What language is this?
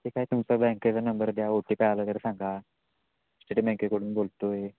Marathi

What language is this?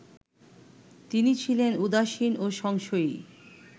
Bangla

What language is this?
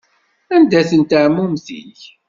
Kabyle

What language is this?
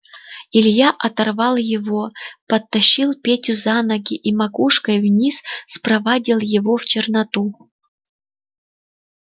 Russian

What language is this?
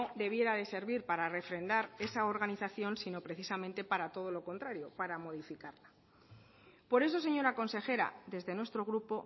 Spanish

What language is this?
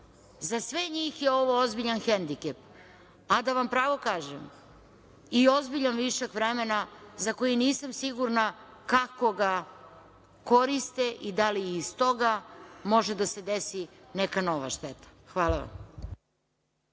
Serbian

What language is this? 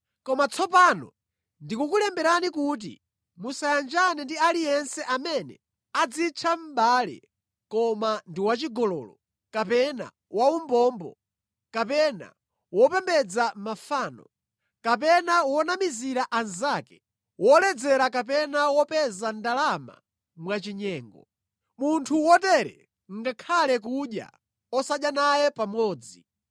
Nyanja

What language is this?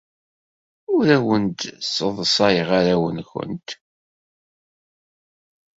Kabyle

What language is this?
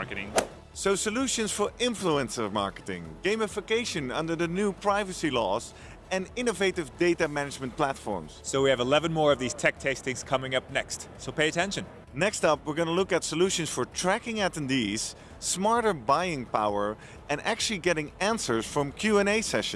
English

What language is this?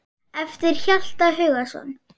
Icelandic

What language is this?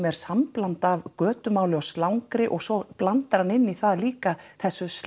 Icelandic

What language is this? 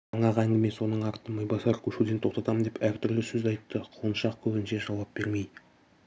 Kazakh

